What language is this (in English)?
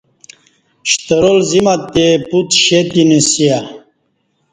Kati